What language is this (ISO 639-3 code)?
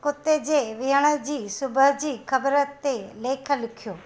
snd